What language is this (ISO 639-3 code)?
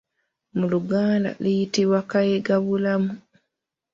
lug